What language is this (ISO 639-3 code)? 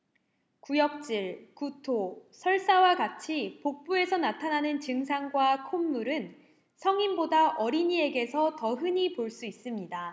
kor